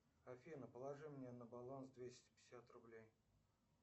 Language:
Russian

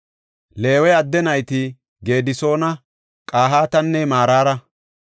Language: Gofa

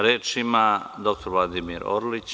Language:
Serbian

